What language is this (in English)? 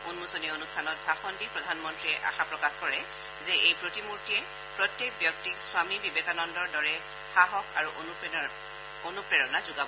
Assamese